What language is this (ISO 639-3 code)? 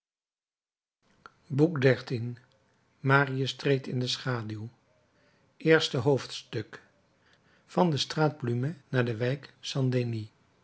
nld